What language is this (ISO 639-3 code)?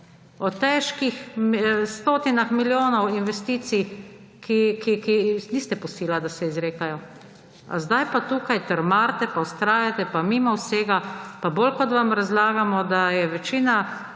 slv